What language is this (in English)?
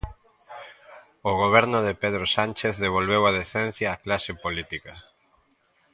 Galician